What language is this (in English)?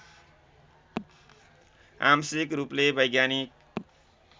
Nepali